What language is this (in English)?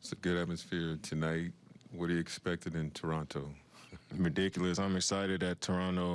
English